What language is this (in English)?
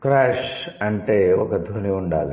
Telugu